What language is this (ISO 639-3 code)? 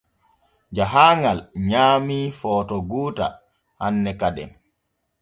fue